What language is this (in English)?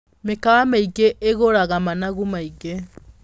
Kikuyu